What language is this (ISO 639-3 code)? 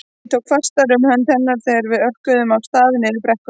isl